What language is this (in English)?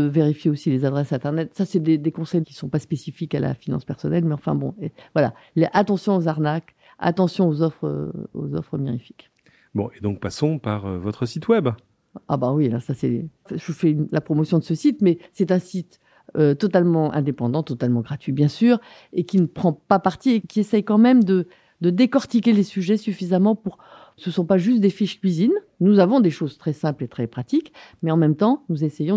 French